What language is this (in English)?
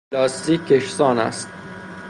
Persian